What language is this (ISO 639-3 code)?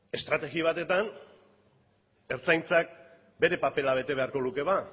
eus